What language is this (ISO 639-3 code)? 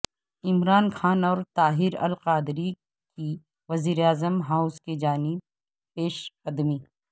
urd